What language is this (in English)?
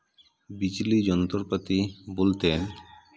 Santali